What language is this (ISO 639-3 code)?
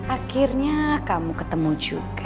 ind